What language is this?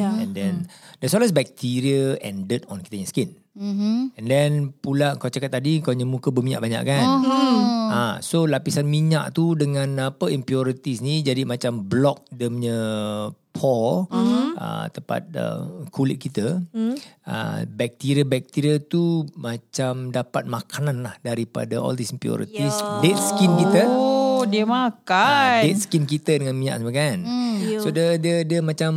Malay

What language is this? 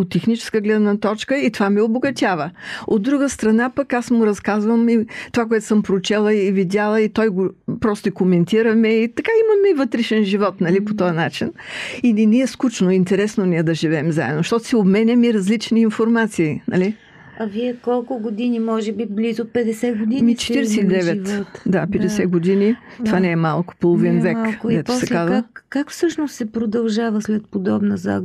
Bulgarian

